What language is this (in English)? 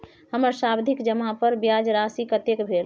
Maithili